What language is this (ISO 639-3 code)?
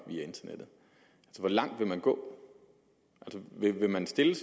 dan